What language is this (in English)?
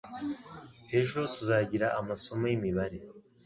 Kinyarwanda